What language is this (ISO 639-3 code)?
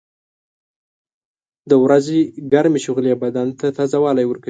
pus